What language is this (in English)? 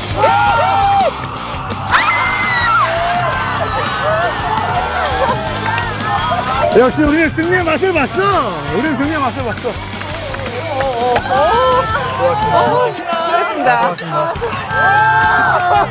Korean